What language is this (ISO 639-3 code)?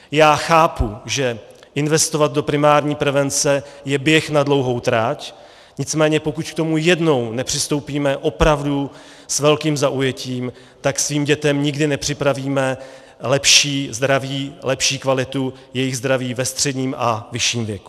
ces